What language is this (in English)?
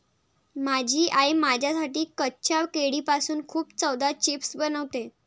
Marathi